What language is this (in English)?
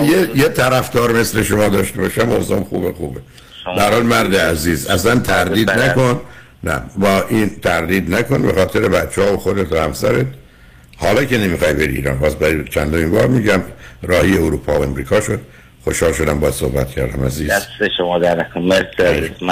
Persian